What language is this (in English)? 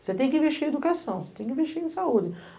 Portuguese